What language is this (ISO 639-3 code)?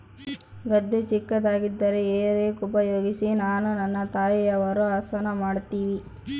kan